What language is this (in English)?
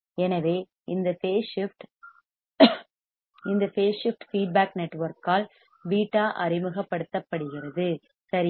Tamil